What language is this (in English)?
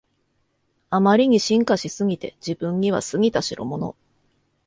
Japanese